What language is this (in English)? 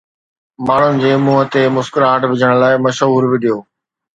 Sindhi